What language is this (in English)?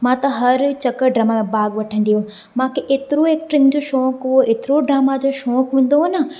Sindhi